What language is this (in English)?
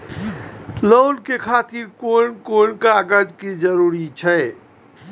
Maithili